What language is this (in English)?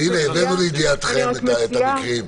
Hebrew